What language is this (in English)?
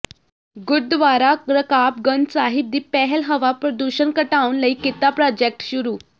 Punjabi